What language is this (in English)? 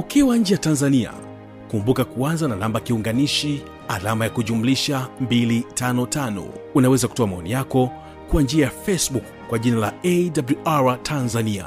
Swahili